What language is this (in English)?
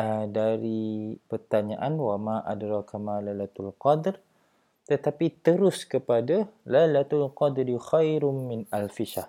Malay